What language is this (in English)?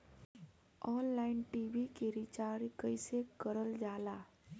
Bhojpuri